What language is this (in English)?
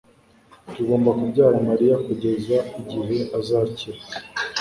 Kinyarwanda